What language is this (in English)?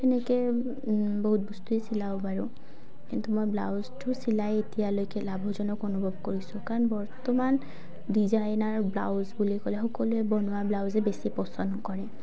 Assamese